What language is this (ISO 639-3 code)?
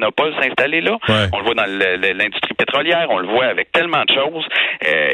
fra